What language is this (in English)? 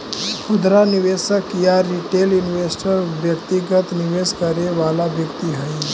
Magahi